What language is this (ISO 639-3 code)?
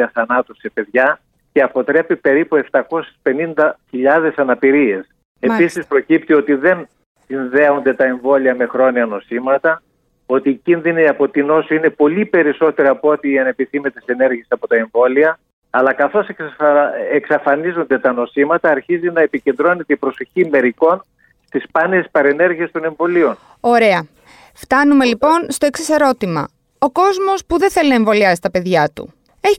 ell